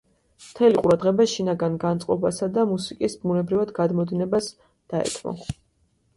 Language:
Georgian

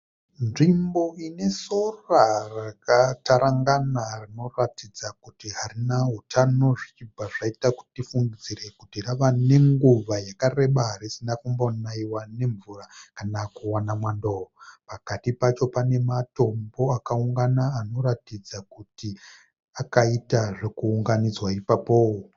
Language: Shona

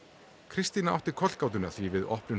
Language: Icelandic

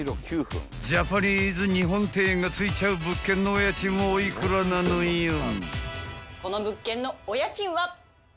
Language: Japanese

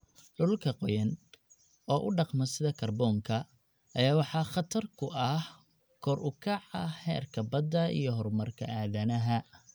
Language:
Somali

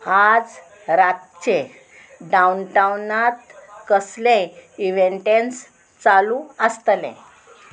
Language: Konkani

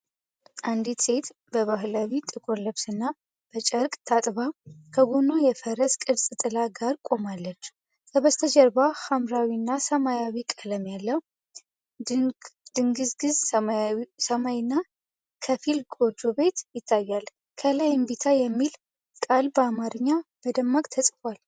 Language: Amharic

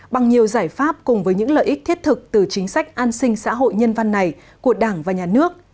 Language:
Vietnamese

